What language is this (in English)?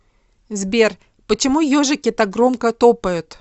Russian